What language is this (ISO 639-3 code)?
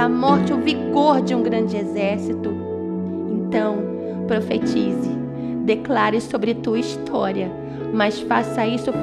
por